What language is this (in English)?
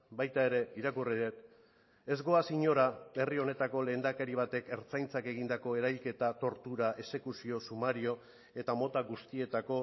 Basque